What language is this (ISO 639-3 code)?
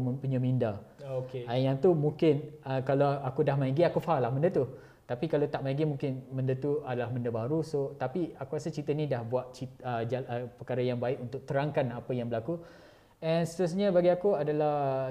msa